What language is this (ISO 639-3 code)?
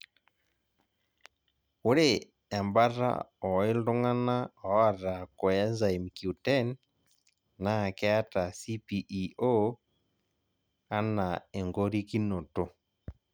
mas